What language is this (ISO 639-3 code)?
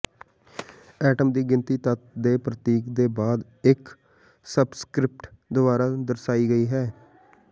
pan